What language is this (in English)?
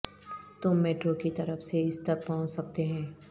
Urdu